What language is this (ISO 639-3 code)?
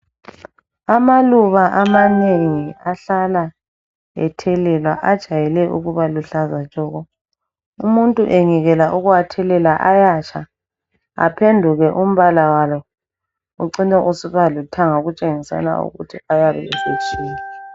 nde